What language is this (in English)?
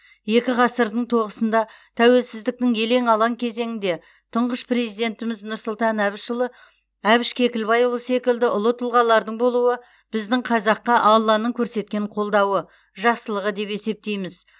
Kazakh